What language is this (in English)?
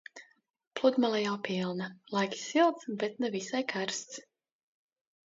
Latvian